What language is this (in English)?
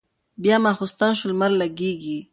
Pashto